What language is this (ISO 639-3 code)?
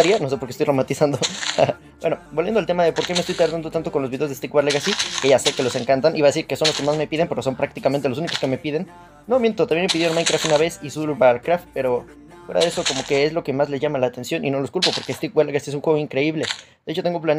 spa